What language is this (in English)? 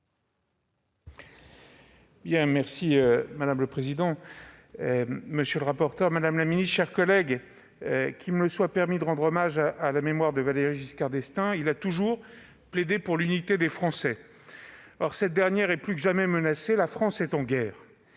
French